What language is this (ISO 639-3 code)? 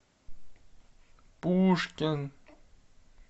rus